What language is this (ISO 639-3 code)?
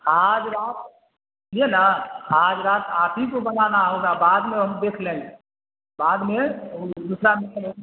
urd